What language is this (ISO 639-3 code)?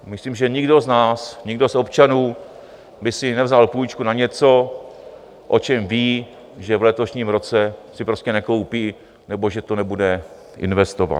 ces